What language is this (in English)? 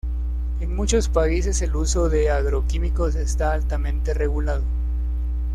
Spanish